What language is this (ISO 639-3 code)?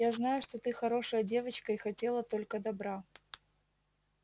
rus